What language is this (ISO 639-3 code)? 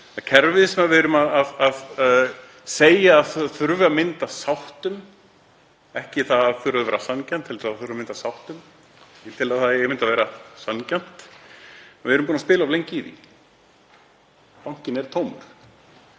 isl